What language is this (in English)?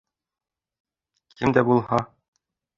Bashkir